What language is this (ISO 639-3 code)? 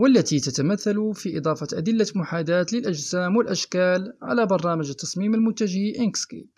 ara